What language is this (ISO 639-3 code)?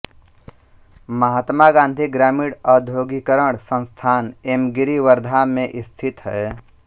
hin